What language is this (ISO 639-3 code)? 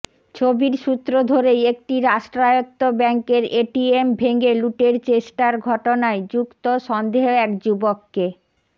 ben